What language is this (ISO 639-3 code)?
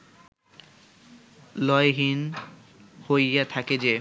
ben